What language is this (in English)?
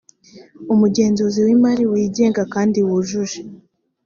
Kinyarwanda